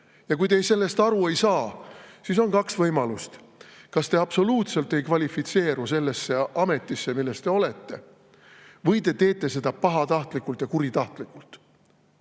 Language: Estonian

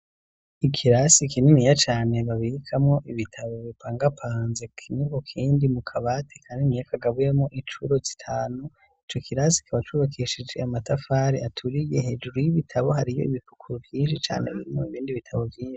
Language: Rundi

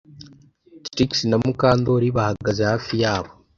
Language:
Kinyarwanda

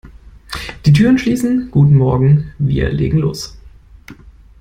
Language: German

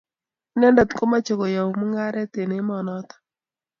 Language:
Kalenjin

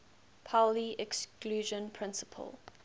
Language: English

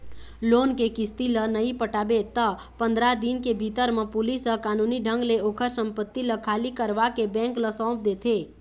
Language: Chhattisgarhi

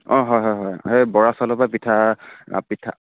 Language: Assamese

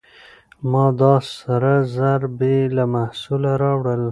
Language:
Pashto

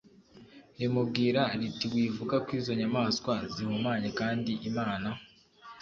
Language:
Kinyarwanda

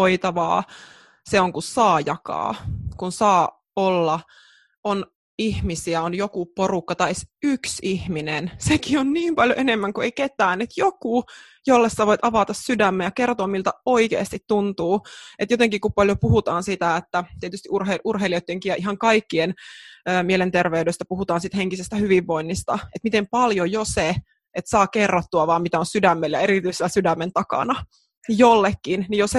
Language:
Finnish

